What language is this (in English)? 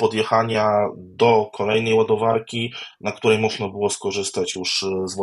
Polish